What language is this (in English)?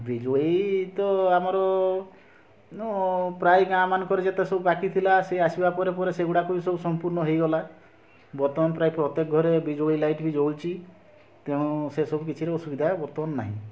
Odia